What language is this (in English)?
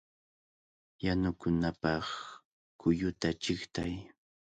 Cajatambo North Lima Quechua